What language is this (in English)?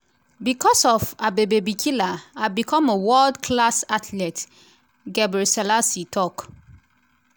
Nigerian Pidgin